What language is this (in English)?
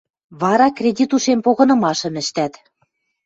Western Mari